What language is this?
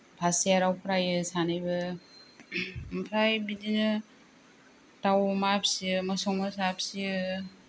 Bodo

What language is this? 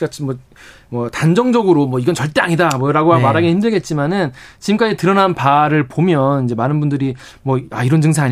Korean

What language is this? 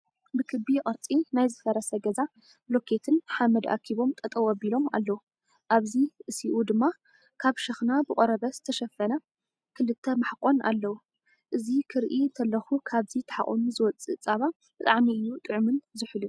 Tigrinya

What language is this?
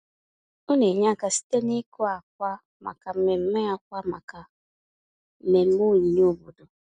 Igbo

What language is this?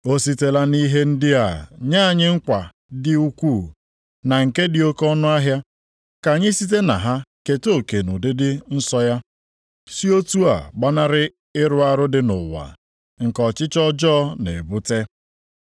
Igbo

